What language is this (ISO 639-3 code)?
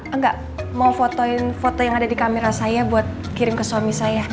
ind